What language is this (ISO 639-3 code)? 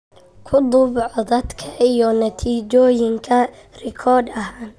som